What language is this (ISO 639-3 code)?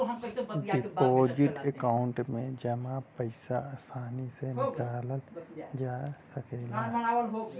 bho